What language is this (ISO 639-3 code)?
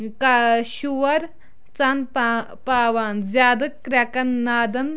kas